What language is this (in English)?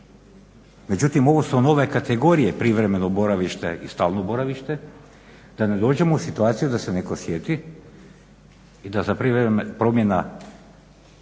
Croatian